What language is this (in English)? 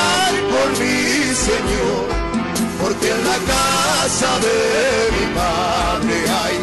Arabic